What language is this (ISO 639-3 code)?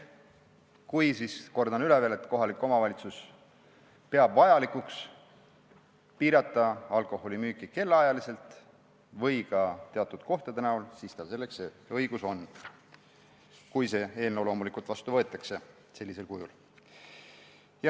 est